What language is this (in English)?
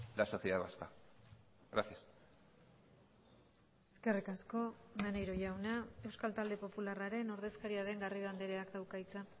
Basque